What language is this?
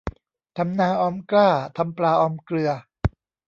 Thai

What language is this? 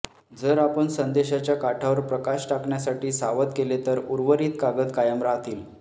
Marathi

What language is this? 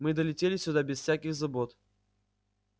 Russian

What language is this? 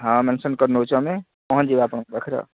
Odia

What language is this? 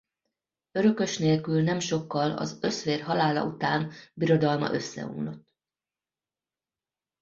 Hungarian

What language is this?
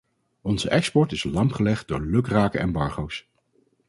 Dutch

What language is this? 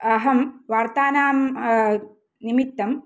Sanskrit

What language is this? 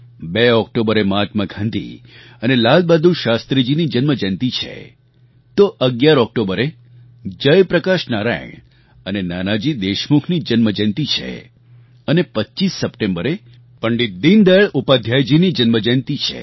Gujarati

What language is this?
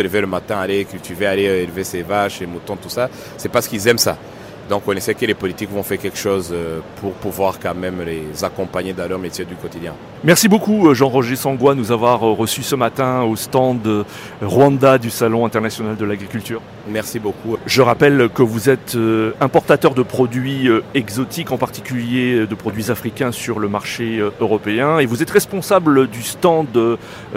French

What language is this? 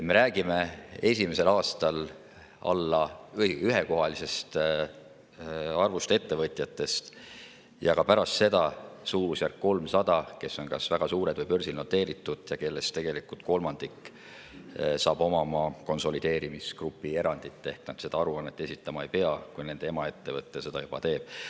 Estonian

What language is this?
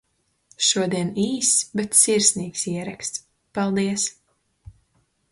Latvian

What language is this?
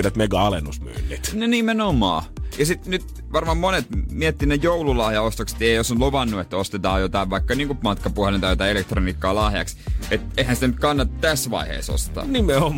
Finnish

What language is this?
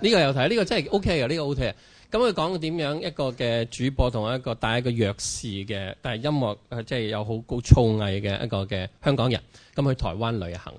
Chinese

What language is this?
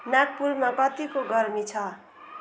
Nepali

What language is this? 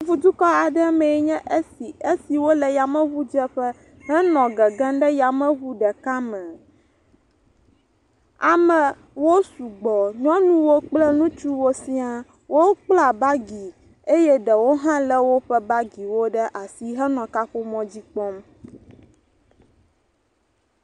Ewe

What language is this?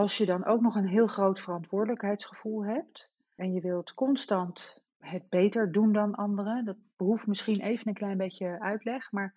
Dutch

